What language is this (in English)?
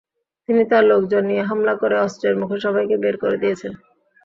Bangla